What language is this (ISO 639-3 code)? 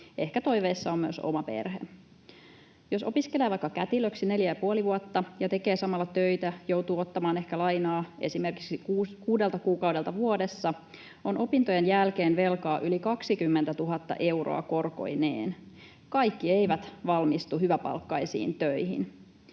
fin